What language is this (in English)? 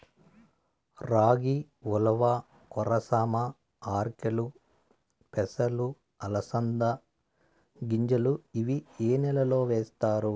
Telugu